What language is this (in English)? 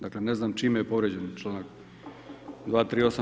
Croatian